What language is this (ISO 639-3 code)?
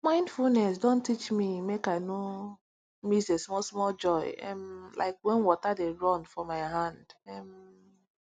pcm